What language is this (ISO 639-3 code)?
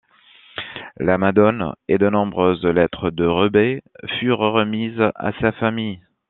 fra